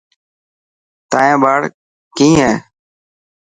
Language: Dhatki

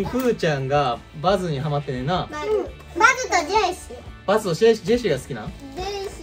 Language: Japanese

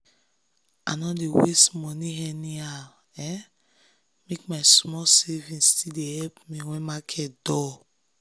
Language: Nigerian Pidgin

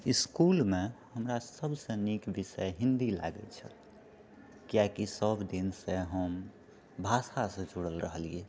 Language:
Maithili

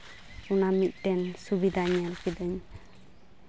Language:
Santali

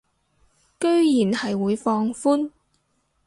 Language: Cantonese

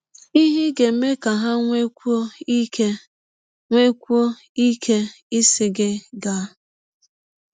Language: Igbo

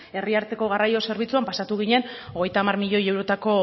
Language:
Basque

